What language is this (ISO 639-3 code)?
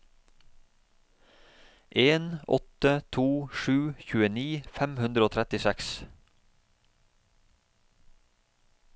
nor